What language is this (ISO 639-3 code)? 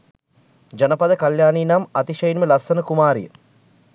sin